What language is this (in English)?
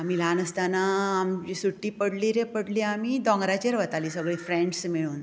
Konkani